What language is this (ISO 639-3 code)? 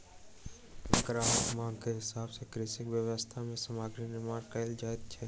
mai